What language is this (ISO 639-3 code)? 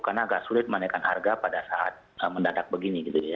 ind